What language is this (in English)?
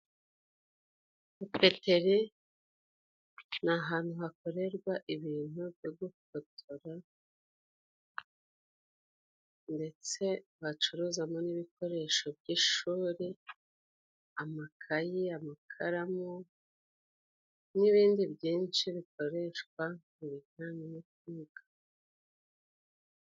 Kinyarwanda